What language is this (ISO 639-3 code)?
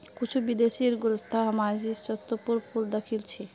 mag